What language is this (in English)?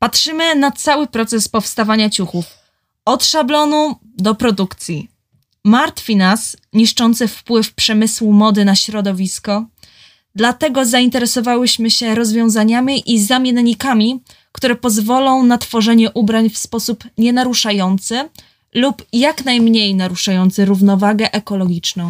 Polish